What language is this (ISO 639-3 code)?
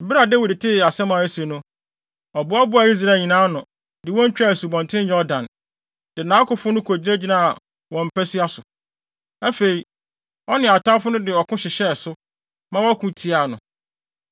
aka